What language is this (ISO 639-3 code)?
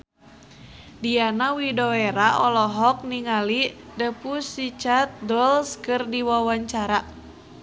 sun